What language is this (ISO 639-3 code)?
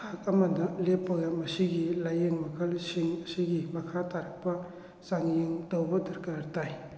mni